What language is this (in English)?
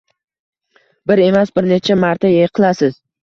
Uzbek